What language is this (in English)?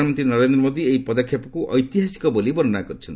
Odia